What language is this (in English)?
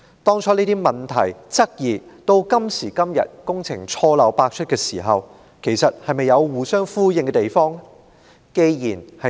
Cantonese